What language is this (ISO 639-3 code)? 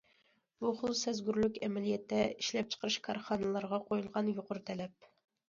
uig